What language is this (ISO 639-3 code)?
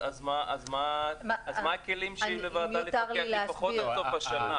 heb